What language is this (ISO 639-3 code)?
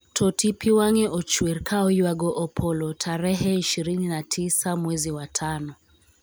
luo